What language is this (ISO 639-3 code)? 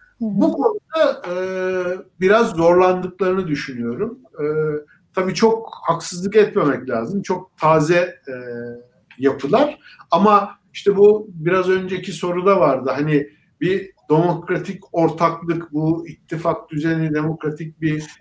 tur